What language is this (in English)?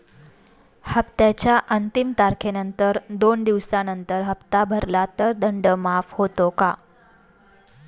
Marathi